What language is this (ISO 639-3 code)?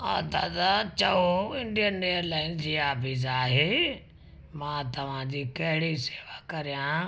snd